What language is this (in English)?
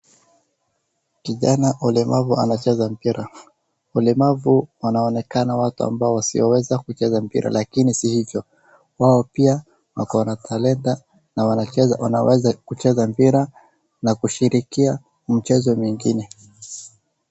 Swahili